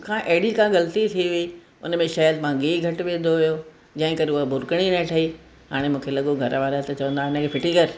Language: Sindhi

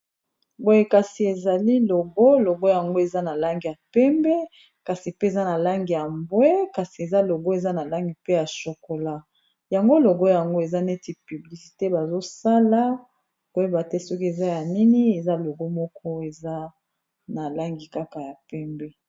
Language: Lingala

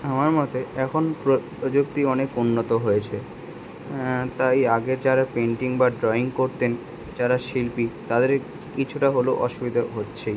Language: Bangla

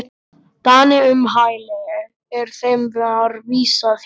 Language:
Icelandic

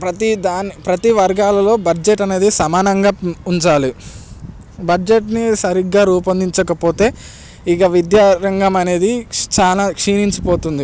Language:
Telugu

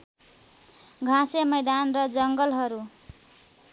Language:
Nepali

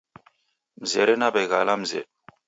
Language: Taita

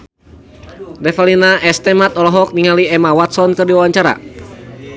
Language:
Sundanese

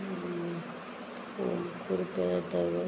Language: Konkani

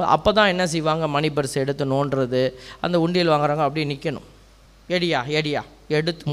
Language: Tamil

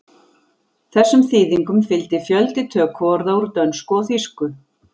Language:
Icelandic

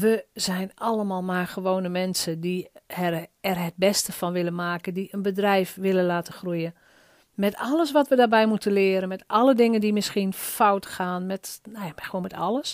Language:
Dutch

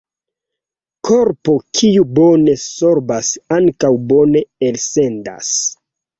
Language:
Esperanto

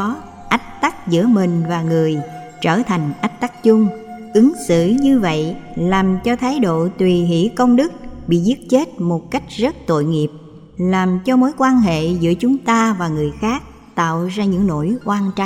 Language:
Vietnamese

